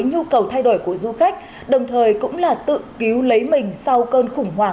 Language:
Vietnamese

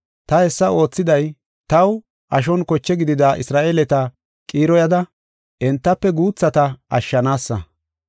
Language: Gofa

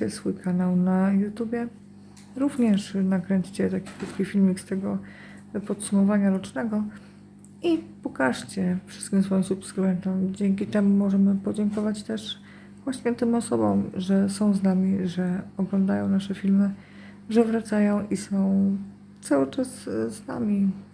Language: Polish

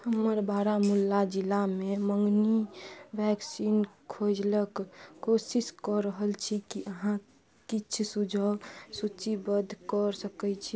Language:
Maithili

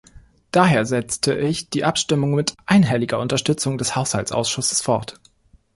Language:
German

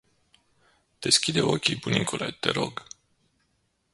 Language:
Romanian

